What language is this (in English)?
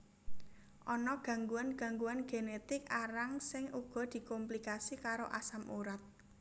Javanese